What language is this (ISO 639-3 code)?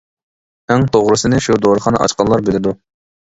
uig